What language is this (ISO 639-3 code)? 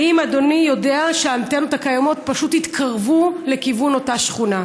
heb